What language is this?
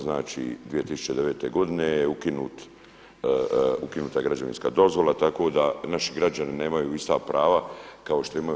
Croatian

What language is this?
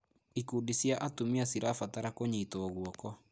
Kikuyu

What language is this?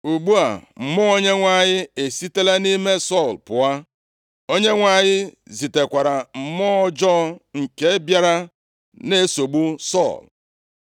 Igbo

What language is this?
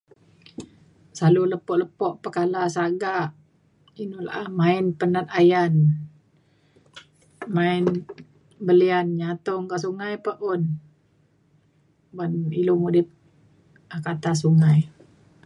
Mainstream Kenyah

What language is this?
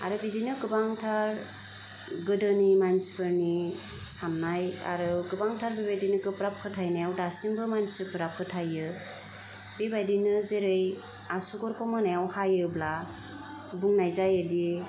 Bodo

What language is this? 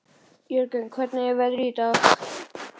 Icelandic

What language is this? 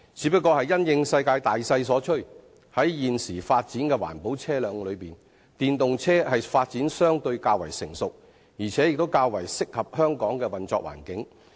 Cantonese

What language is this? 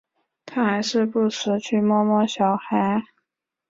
Chinese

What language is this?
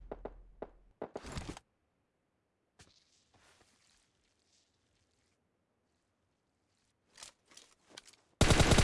Turkish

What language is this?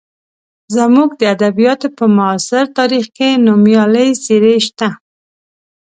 Pashto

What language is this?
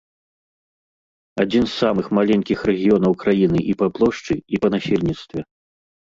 Belarusian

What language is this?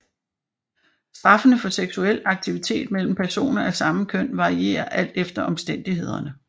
Danish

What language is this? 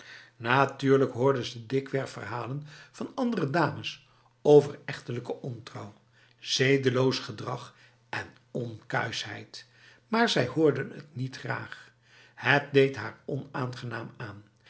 Dutch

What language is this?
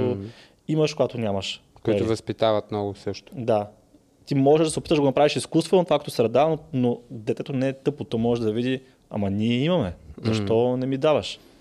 Bulgarian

